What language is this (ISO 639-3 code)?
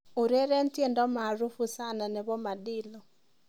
kln